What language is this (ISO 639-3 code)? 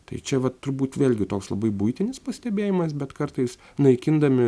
lit